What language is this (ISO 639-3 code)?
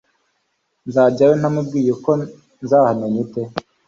kin